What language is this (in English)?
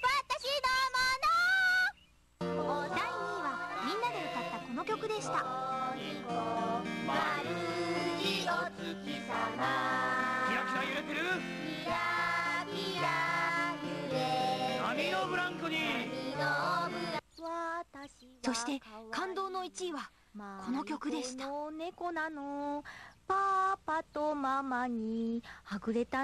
Japanese